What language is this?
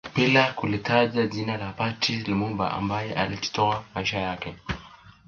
Swahili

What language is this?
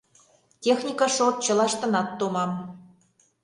Mari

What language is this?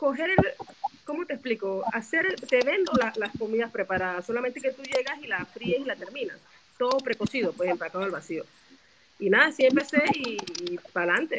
Spanish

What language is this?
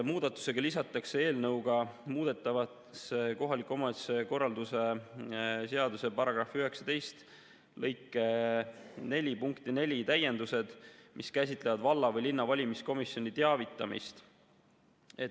Estonian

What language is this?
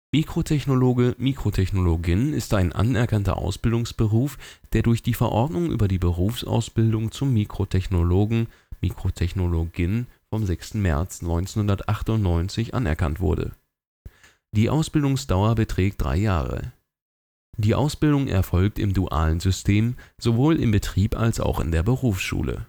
German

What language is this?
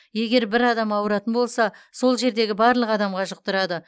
Kazakh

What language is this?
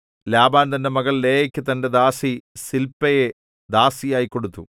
Malayalam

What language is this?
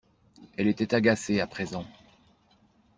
French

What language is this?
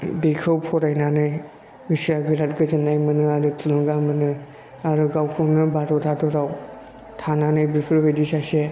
Bodo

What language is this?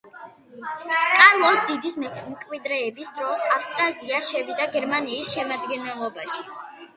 Georgian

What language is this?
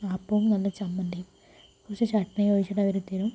Malayalam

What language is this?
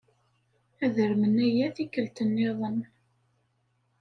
Kabyle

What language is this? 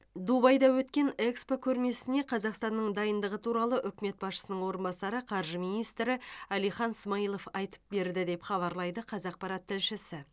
Kazakh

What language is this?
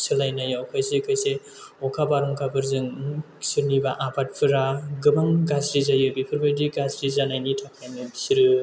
Bodo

